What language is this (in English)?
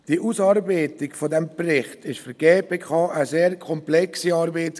Swiss German